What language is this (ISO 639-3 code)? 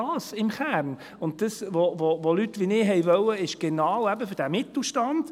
gsw